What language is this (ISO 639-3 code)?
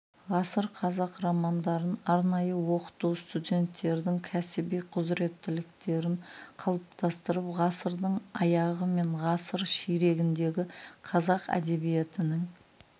kaz